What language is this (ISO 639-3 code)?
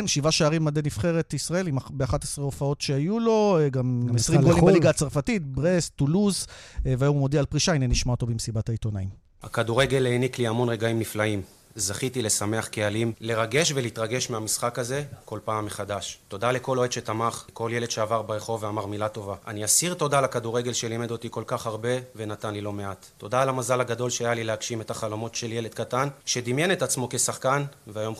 heb